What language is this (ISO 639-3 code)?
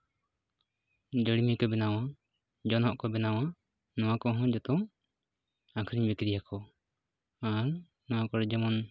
sat